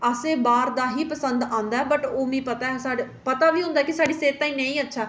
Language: Dogri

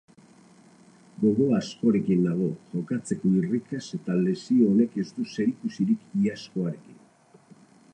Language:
Basque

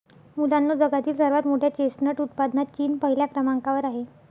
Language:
Marathi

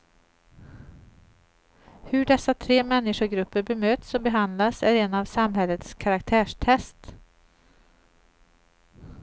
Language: Swedish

